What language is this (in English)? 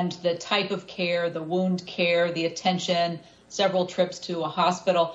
English